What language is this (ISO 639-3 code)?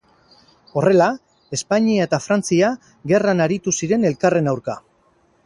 eus